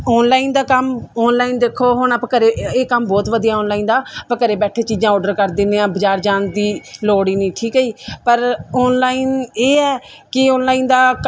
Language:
Punjabi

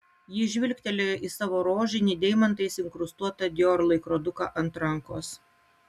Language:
Lithuanian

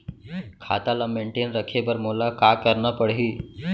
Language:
Chhattisgarhi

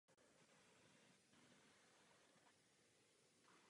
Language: Czech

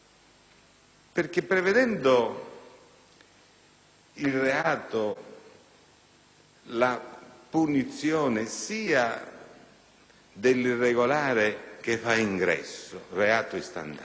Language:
Italian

